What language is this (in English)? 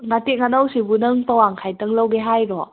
Manipuri